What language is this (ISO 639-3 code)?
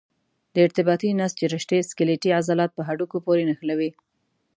pus